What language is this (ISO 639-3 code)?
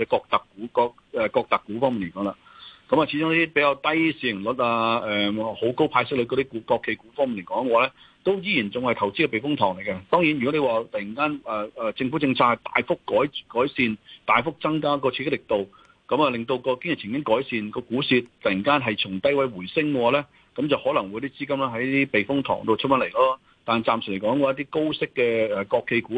zho